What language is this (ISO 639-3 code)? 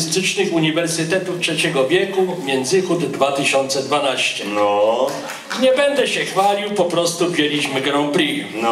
pol